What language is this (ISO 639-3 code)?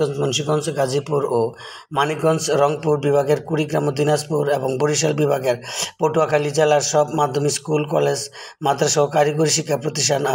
ben